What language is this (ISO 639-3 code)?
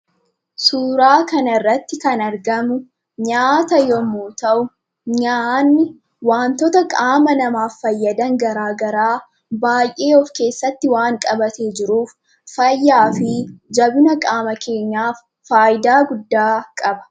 orm